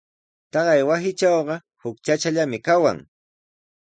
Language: Sihuas Ancash Quechua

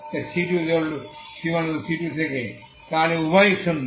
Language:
Bangla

